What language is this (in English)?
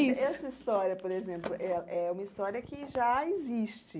Portuguese